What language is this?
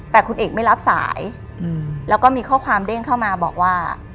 Thai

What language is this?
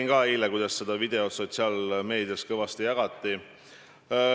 Estonian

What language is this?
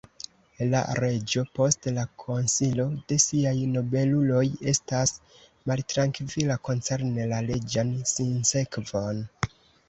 Esperanto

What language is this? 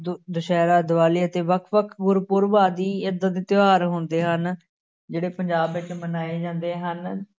Punjabi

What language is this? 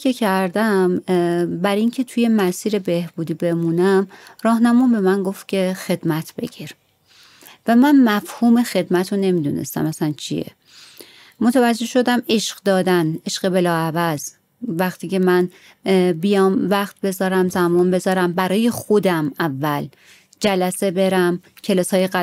Persian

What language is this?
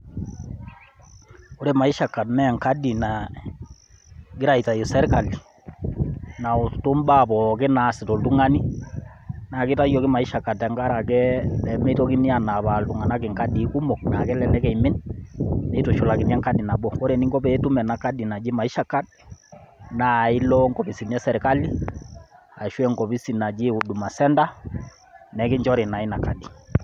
Masai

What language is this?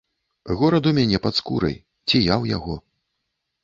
Belarusian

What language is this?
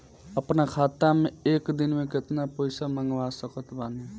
Bhojpuri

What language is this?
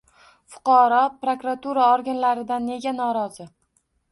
Uzbek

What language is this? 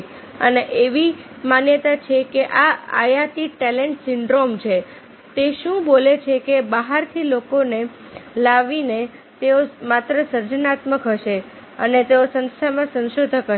Gujarati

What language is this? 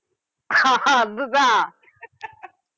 Tamil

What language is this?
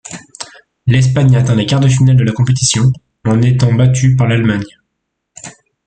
French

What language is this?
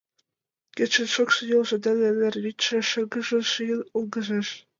Mari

